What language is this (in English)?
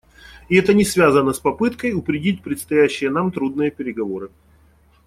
Russian